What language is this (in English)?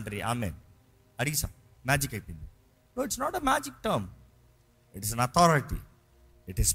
Telugu